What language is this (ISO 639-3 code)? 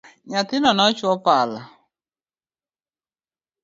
luo